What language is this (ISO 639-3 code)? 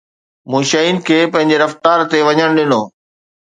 snd